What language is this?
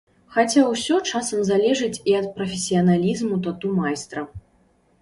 Belarusian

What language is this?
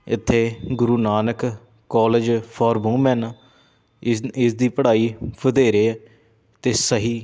Punjabi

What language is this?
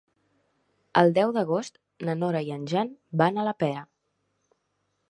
Catalan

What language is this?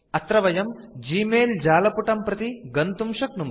Sanskrit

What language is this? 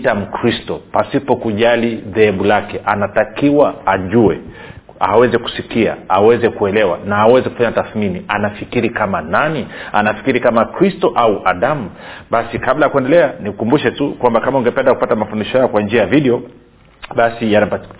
Swahili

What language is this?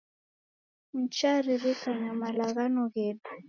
Taita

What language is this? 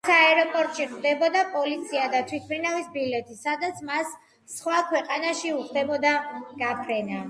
Georgian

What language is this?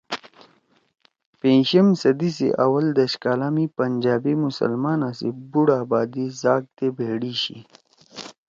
Torwali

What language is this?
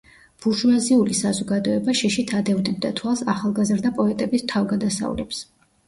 Georgian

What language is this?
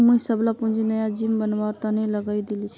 Magahi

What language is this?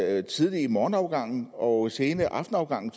Danish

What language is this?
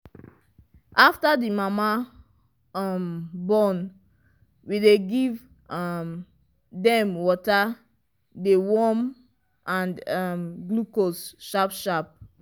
Nigerian Pidgin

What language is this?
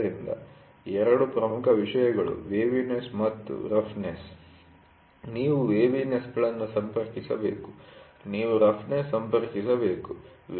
Kannada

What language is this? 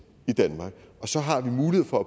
Danish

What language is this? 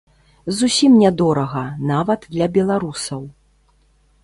Belarusian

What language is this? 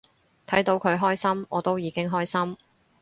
Cantonese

